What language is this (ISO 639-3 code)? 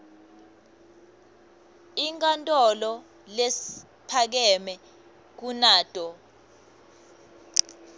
ssw